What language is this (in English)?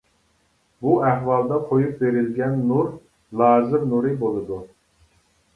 Uyghur